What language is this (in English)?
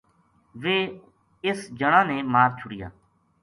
Gujari